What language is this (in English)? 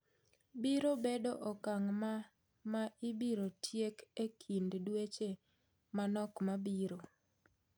Luo (Kenya and Tanzania)